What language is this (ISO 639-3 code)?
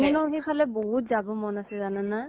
asm